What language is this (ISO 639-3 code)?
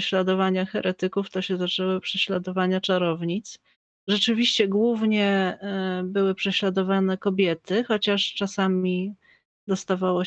pol